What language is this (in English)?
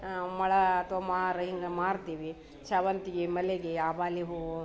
Kannada